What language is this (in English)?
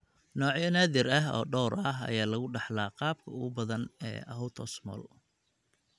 Somali